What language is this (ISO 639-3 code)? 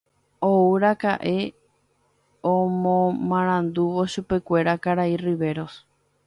grn